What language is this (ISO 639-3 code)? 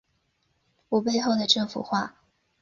zho